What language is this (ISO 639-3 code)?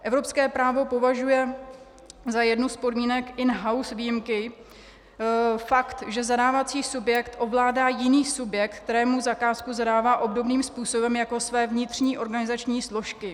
ces